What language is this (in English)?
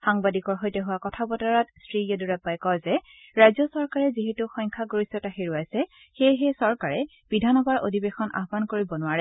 Assamese